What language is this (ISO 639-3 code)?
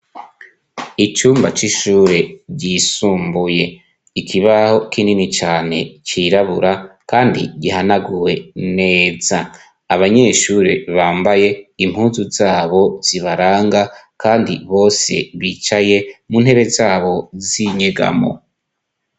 run